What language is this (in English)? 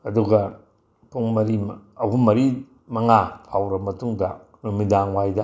Manipuri